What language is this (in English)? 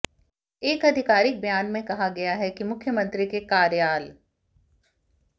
Hindi